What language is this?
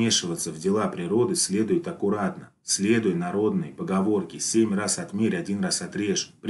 Russian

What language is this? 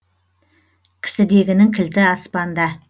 Kazakh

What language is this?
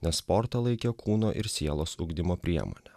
Lithuanian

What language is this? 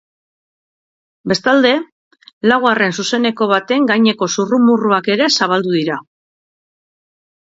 Basque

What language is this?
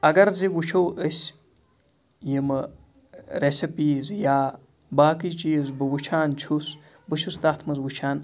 Kashmiri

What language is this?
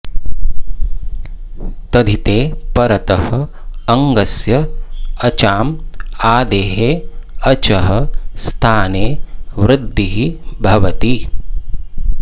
Sanskrit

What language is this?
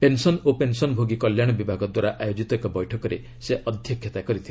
Odia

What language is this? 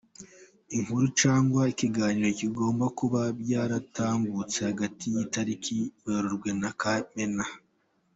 Kinyarwanda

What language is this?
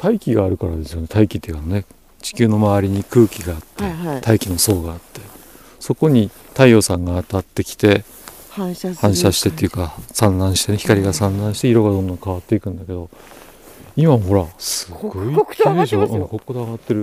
Japanese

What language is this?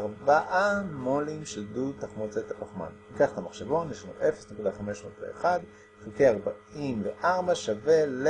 Hebrew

